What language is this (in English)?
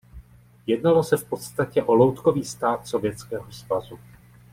Czech